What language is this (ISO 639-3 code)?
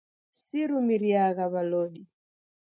dav